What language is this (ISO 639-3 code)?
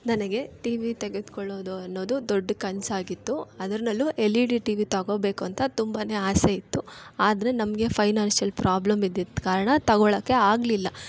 kan